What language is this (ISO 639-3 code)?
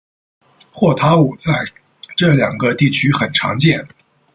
zho